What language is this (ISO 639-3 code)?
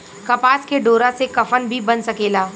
bho